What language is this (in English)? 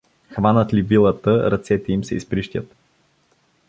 Bulgarian